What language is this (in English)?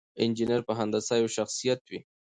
Pashto